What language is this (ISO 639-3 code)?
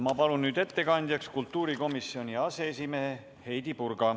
est